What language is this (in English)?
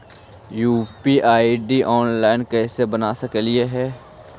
Magahi